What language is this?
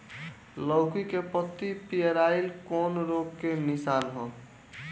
Bhojpuri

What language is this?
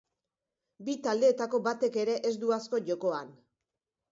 Basque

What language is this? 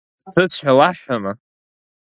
Abkhazian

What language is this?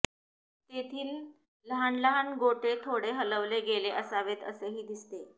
Marathi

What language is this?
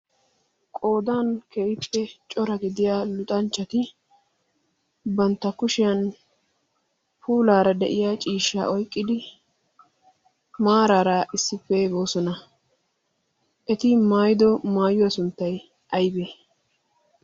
Wolaytta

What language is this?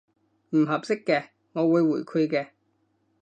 Cantonese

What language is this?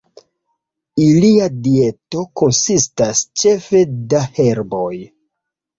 Esperanto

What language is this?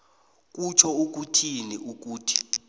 South Ndebele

